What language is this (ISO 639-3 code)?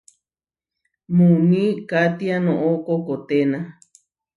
var